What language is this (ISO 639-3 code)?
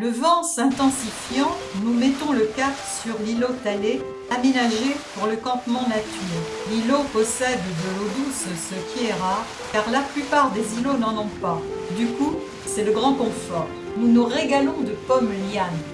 fra